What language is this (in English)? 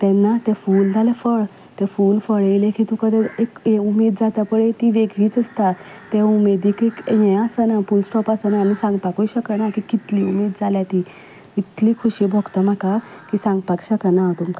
Konkani